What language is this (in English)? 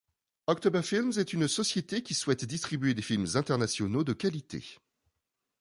French